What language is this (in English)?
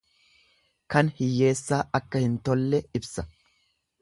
Oromo